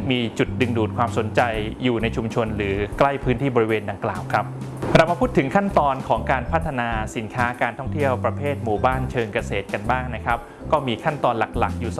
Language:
Thai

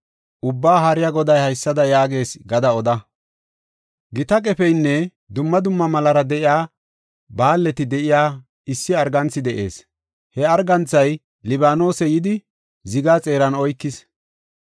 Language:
Gofa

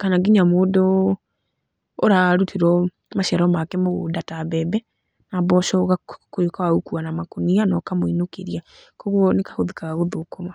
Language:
Kikuyu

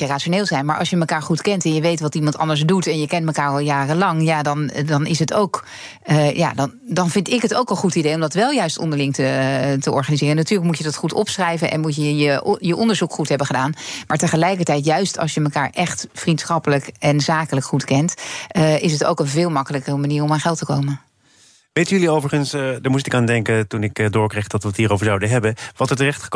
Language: Dutch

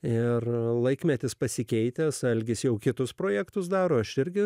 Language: Lithuanian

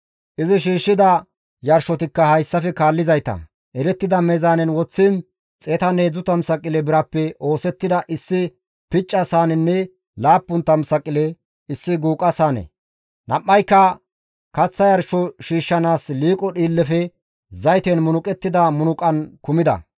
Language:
Gamo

